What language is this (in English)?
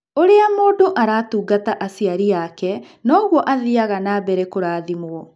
Kikuyu